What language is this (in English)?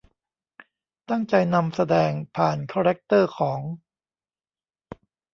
Thai